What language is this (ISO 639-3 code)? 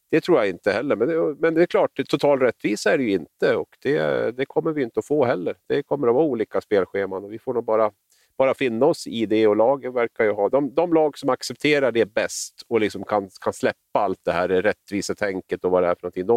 swe